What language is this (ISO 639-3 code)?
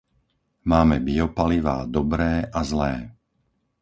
slk